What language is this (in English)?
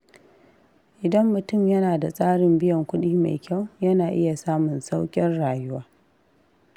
Hausa